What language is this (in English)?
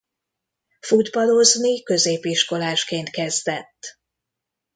Hungarian